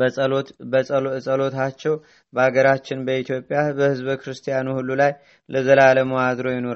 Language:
Amharic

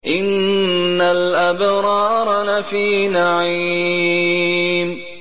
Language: Arabic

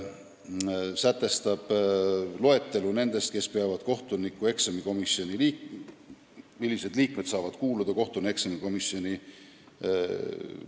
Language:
Estonian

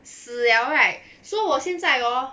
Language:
English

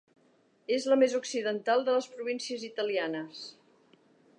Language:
Catalan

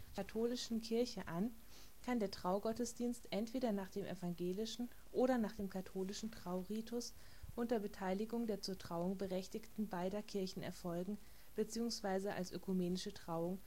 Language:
German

